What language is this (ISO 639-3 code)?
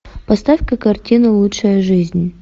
rus